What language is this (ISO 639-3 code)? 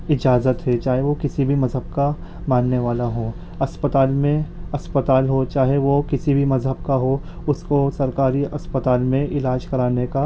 urd